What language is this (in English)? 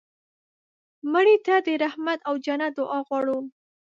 Pashto